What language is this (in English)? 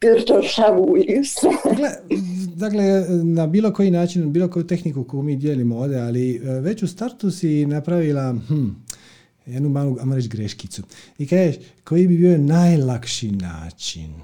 Croatian